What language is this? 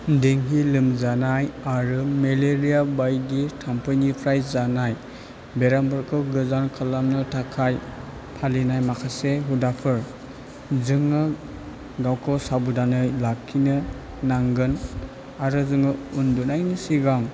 Bodo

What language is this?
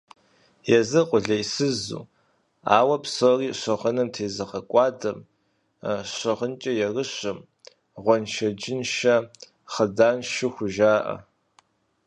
Kabardian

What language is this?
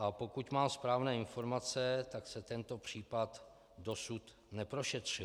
Czech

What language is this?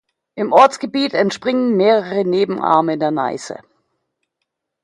German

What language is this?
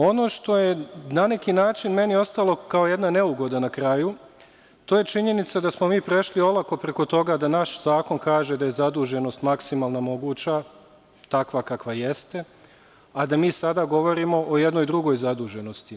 Serbian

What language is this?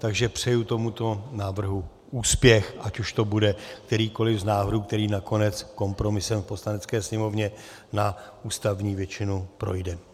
Czech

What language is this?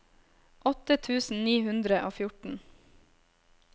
Norwegian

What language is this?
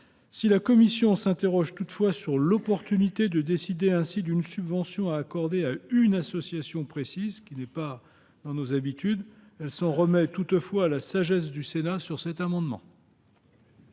French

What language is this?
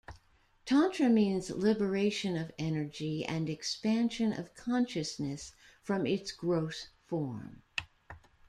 English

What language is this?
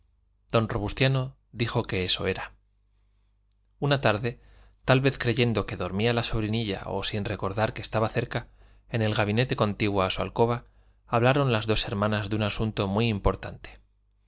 Spanish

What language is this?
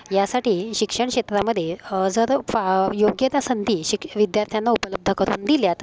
Marathi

